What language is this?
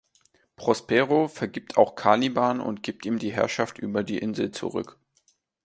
German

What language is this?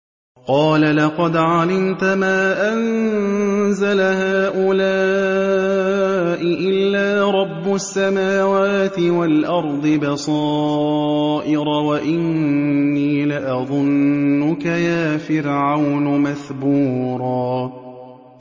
Arabic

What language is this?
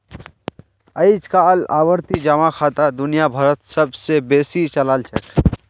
Magahi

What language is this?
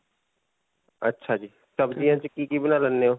Punjabi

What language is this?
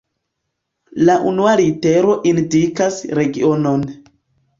Esperanto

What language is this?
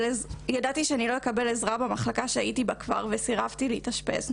Hebrew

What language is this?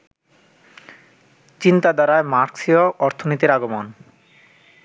Bangla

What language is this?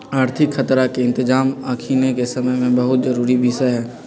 Magahi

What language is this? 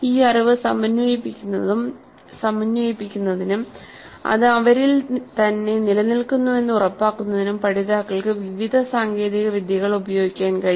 Malayalam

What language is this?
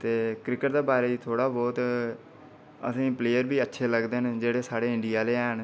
Dogri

